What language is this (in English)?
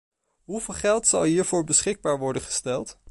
Dutch